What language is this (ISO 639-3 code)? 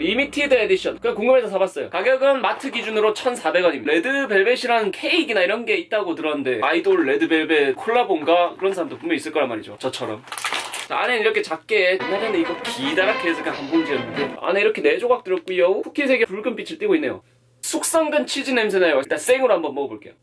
kor